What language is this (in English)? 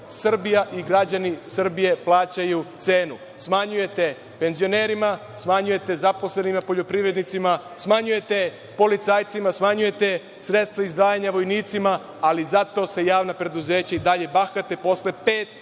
Serbian